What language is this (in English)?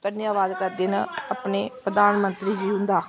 Dogri